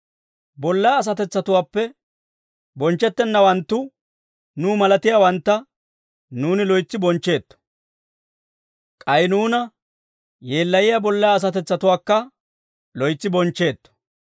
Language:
Dawro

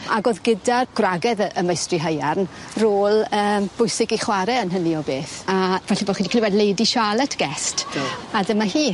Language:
Welsh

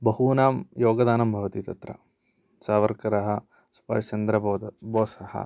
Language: Sanskrit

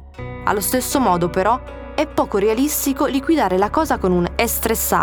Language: Italian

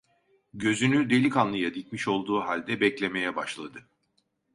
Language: Turkish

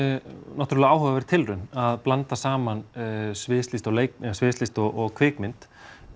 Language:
Icelandic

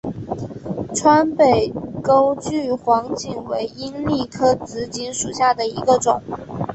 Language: Chinese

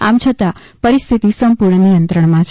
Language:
Gujarati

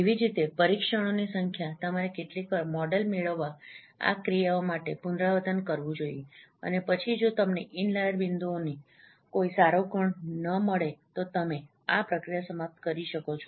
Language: Gujarati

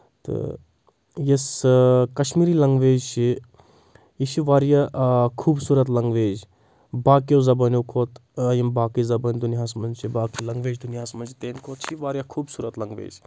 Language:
Kashmiri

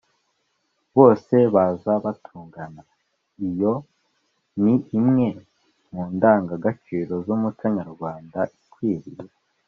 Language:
Kinyarwanda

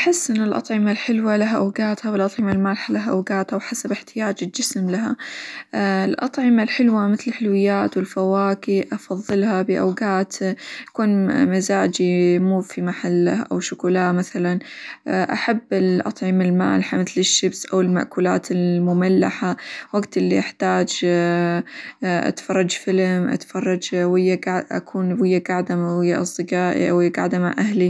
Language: Hijazi Arabic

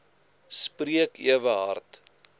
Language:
Afrikaans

